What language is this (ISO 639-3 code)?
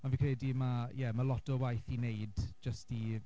cym